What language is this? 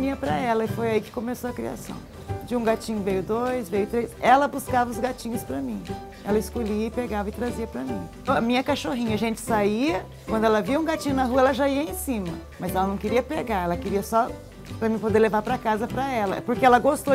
Portuguese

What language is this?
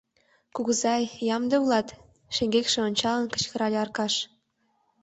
Mari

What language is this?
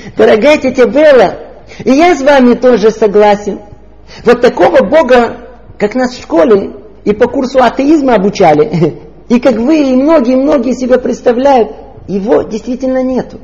Russian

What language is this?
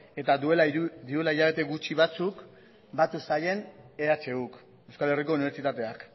Basque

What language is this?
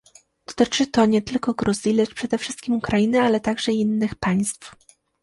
Polish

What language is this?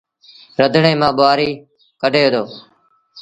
Sindhi Bhil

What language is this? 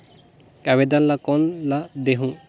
Chhattisgarhi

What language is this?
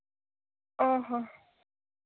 Santali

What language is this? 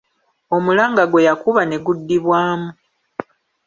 Ganda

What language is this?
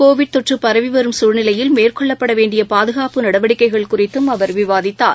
Tamil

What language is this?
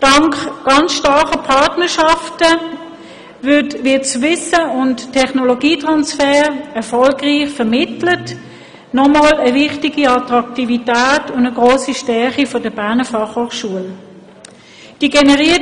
Swiss German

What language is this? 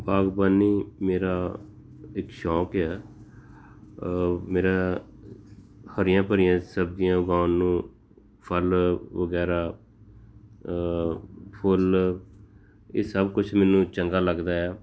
Punjabi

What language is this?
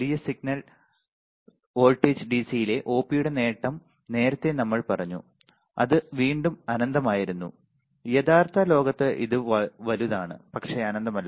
Malayalam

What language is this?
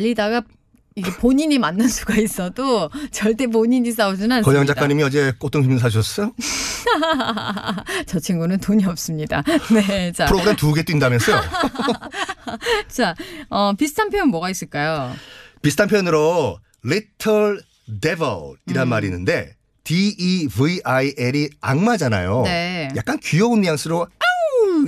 Korean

